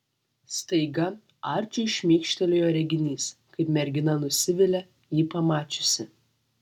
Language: Lithuanian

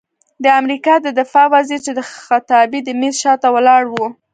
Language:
Pashto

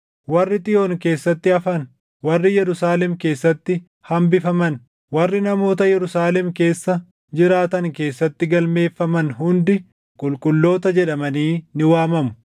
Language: Oromo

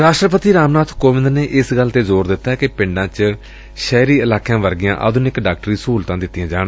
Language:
Punjabi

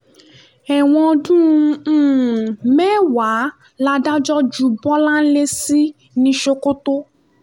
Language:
Yoruba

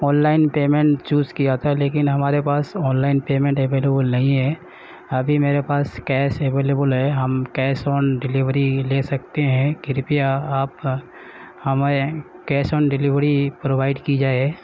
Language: Urdu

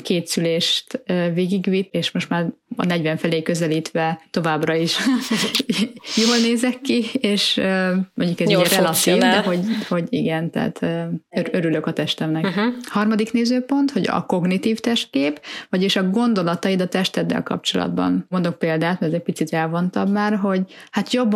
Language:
Hungarian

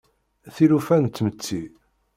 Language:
Kabyle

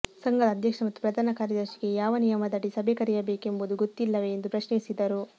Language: Kannada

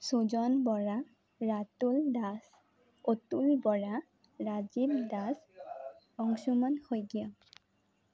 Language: Assamese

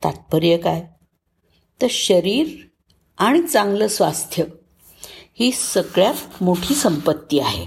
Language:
Marathi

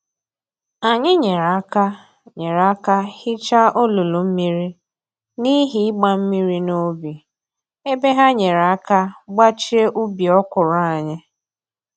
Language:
Igbo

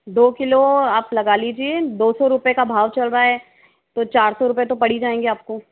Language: Hindi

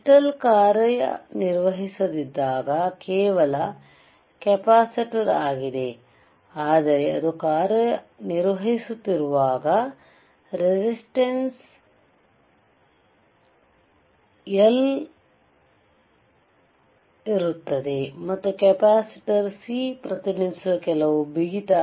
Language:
Kannada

